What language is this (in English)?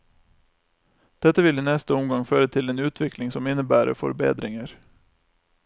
Norwegian